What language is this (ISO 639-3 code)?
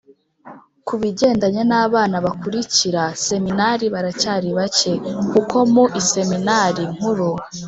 kin